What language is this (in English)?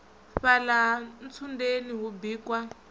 Venda